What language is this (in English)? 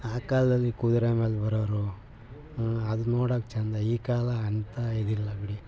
Kannada